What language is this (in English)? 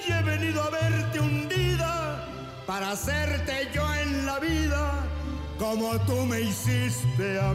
Spanish